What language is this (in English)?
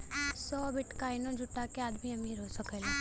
Bhojpuri